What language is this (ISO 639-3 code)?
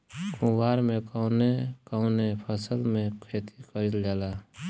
bho